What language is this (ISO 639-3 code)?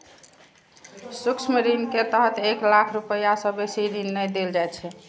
mai